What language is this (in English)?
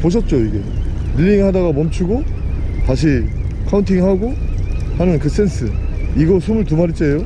Korean